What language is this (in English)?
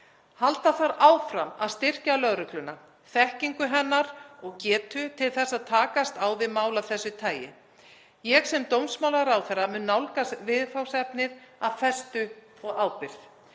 Icelandic